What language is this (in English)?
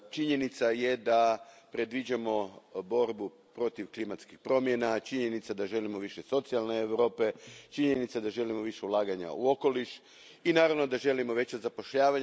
Croatian